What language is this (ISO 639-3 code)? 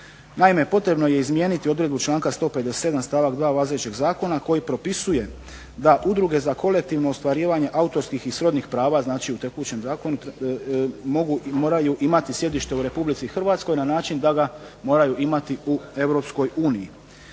hrv